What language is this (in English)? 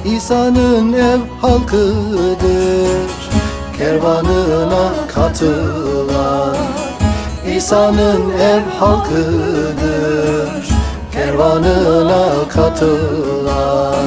Turkish